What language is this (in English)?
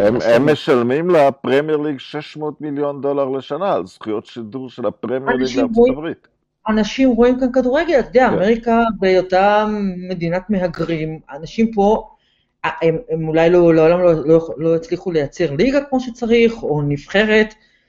Hebrew